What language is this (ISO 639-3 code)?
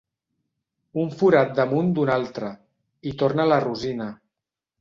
cat